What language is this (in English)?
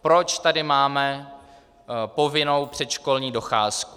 Czech